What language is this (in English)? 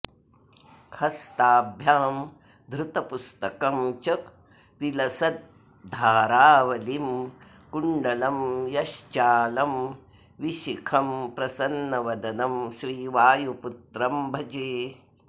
Sanskrit